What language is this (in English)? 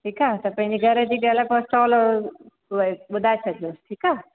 Sindhi